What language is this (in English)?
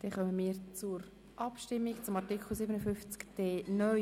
Swiss German